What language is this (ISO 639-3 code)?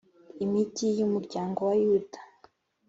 kin